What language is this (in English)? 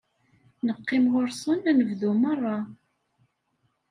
Kabyle